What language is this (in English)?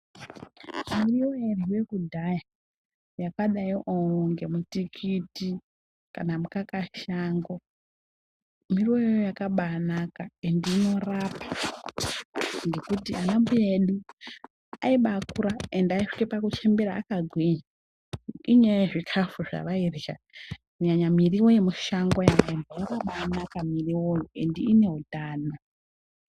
Ndau